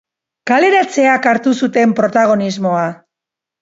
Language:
Basque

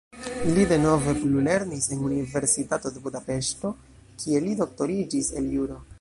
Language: Esperanto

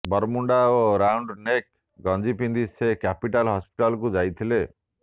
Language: Odia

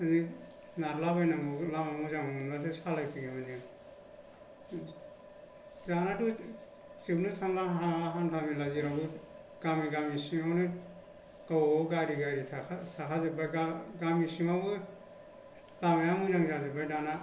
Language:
Bodo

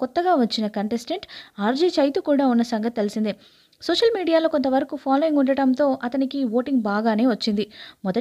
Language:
Hindi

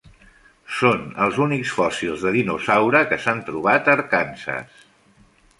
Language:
Catalan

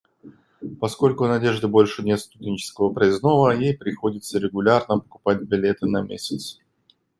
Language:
Russian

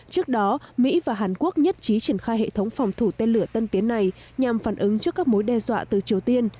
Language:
Vietnamese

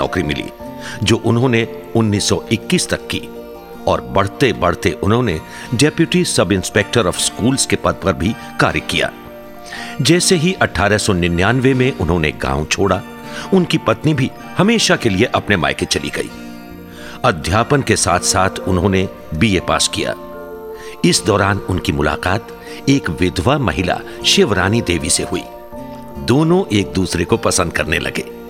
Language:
Hindi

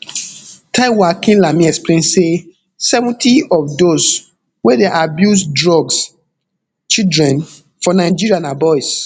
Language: Nigerian Pidgin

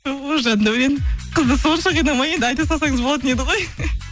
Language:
Kazakh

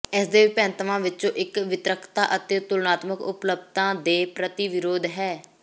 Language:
Punjabi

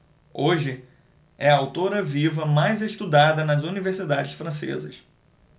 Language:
Portuguese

